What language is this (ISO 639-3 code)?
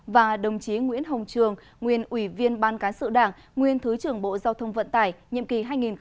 vie